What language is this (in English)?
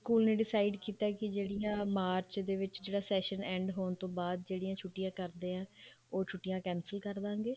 Punjabi